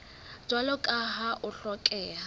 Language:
Southern Sotho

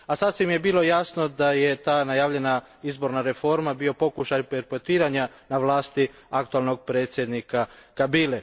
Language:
Croatian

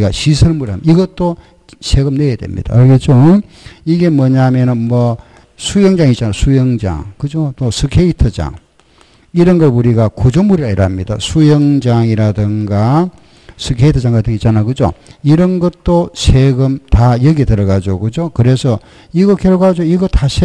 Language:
Korean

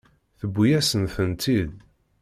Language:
Kabyle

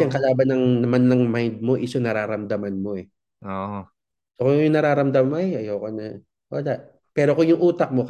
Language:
Filipino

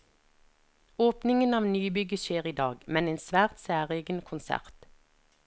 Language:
Norwegian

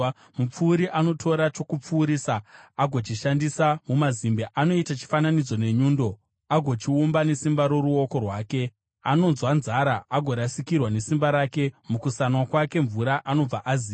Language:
Shona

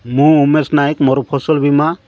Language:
Odia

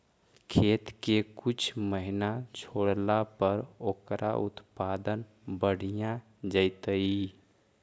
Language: Magahi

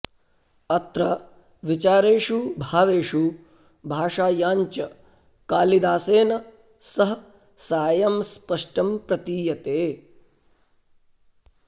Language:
Sanskrit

